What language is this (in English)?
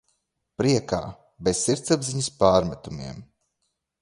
Latvian